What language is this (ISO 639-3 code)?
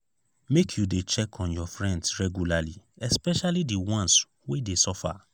pcm